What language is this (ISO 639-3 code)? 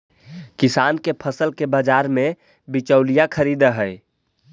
mag